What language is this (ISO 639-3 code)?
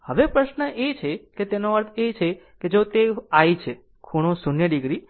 guj